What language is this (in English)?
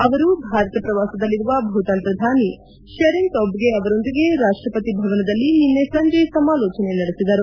Kannada